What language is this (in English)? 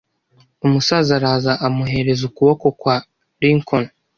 Kinyarwanda